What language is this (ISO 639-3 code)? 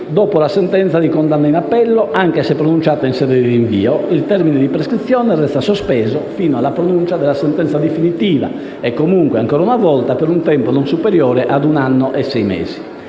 ita